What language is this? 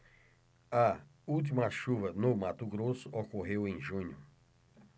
Portuguese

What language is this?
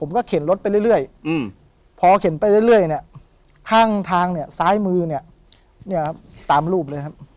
Thai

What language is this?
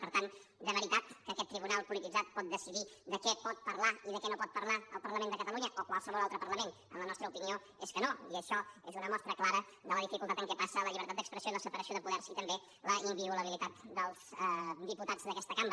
Catalan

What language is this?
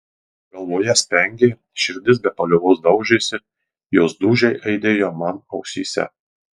Lithuanian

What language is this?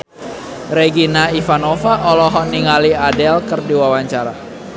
Sundanese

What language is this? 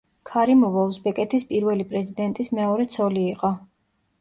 Georgian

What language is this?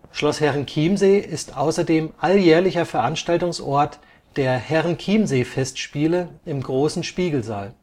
German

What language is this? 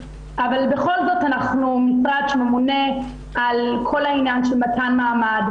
Hebrew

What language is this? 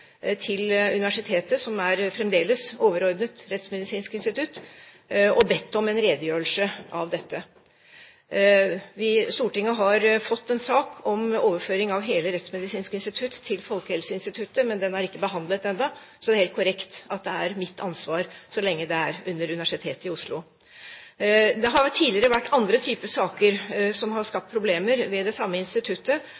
Norwegian Bokmål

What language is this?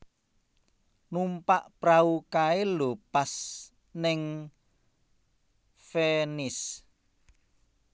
Javanese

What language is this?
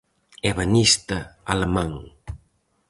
Galician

